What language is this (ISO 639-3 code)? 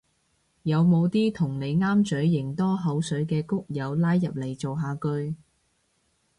yue